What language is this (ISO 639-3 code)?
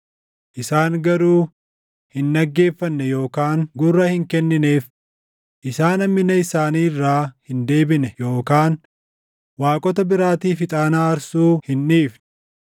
orm